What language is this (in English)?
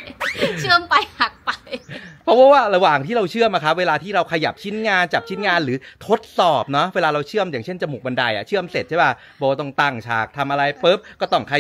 Thai